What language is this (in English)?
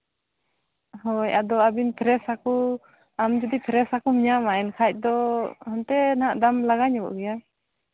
Santali